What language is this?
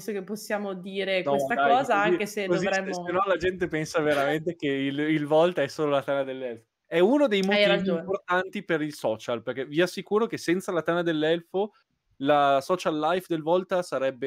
Italian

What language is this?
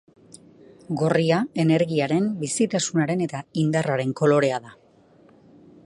Basque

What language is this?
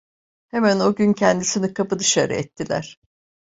Turkish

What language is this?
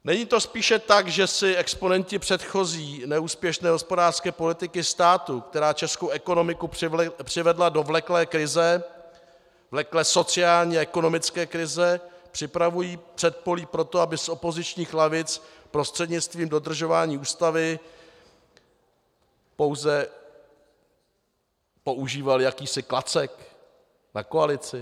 Czech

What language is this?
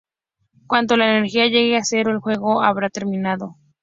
Spanish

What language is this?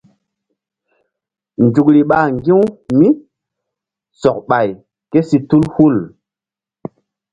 Mbum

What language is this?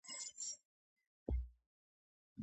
Georgian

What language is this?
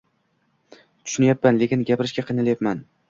Uzbek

